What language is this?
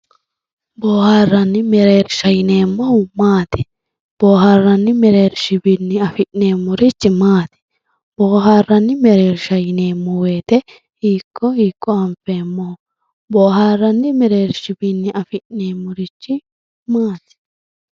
Sidamo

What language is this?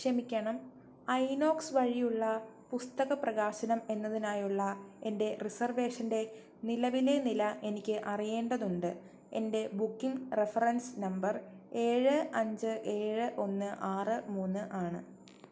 Malayalam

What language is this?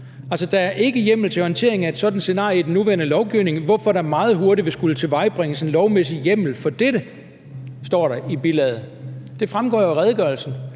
Danish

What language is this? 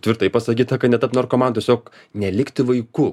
Lithuanian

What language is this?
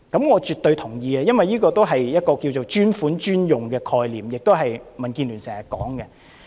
Cantonese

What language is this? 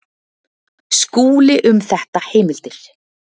Icelandic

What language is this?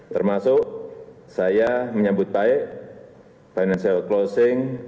Indonesian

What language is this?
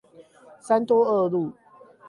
Chinese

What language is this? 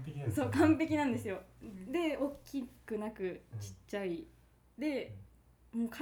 Japanese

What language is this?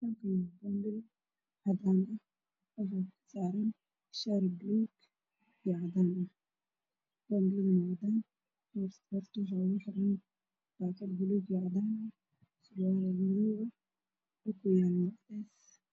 Somali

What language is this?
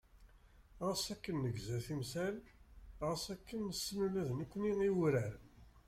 Kabyle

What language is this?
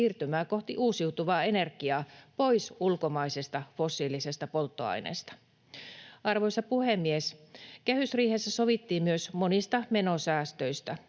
Finnish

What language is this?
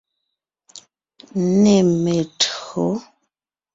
Ngiemboon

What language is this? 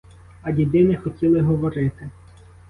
Ukrainian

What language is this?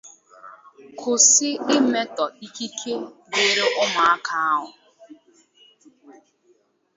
Igbo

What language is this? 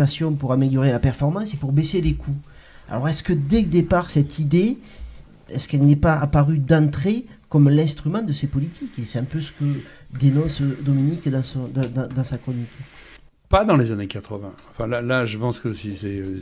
French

